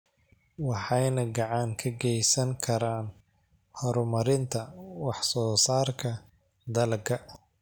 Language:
Somali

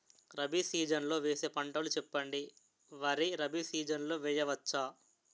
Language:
Telugu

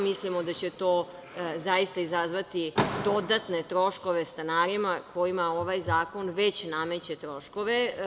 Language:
Serbian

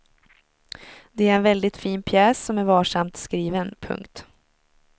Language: Swedish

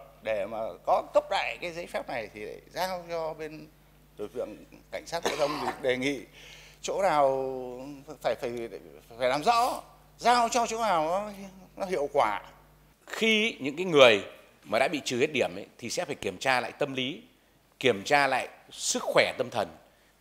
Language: Vietnamese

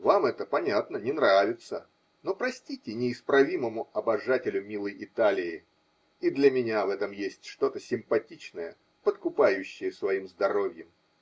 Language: Russian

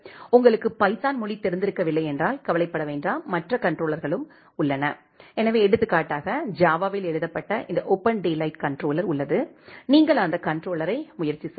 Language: Tamil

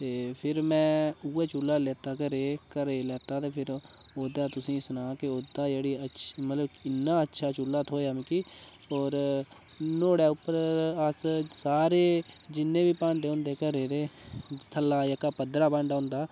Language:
Dogri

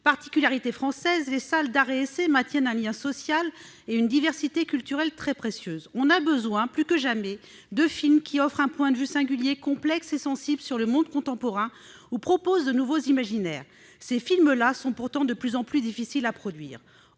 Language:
French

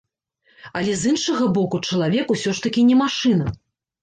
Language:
Belarusian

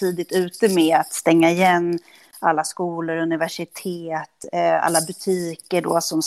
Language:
Swedish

